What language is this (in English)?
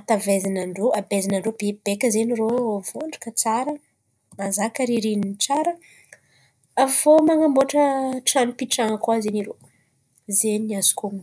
Antankarana Malagasy